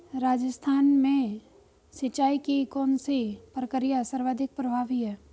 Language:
Hindi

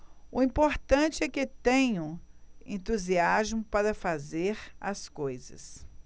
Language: Portuguese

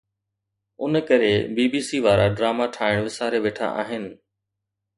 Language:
Sindhi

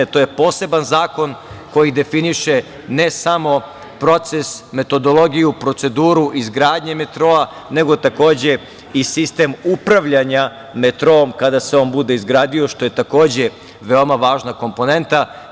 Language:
Serbian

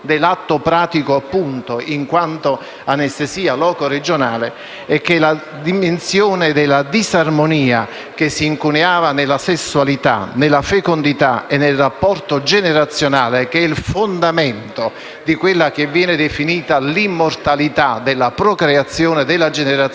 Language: Italian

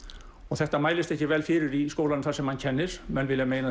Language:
Icelandic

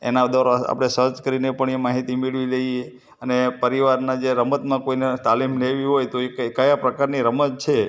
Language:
Gujarati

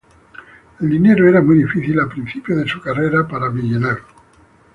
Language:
Spanish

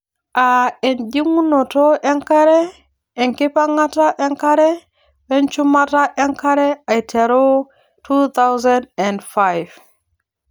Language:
Masai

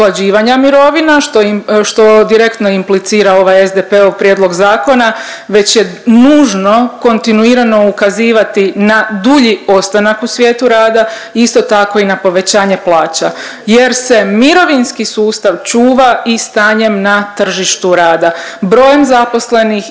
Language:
Croatian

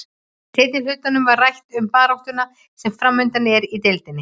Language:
Icelandic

